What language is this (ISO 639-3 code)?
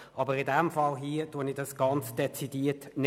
gsw